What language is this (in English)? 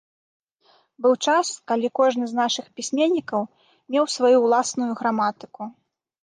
Belarusian